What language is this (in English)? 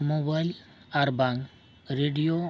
Santali